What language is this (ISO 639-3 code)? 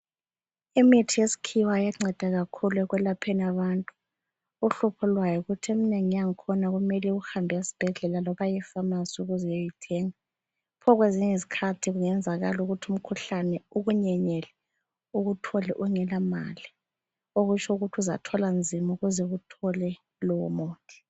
nde